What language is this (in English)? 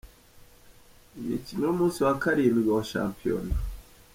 Kinyarwanda